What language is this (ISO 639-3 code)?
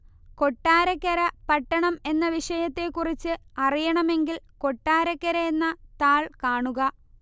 mal